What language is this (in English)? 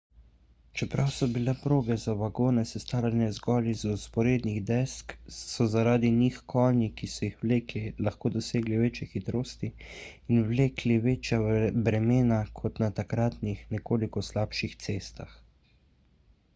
Slovenian